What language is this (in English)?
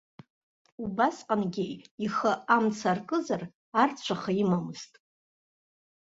Abkhazian